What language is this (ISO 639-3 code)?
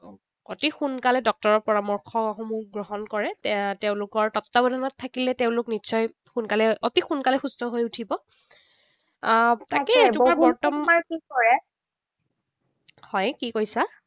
asm